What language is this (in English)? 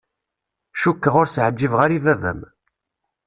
Kabyle